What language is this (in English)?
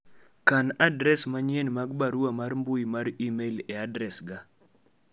Luo (Kenya and Tanzania)